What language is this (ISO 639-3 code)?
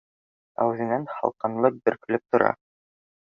bak